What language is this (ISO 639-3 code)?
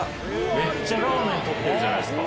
jpn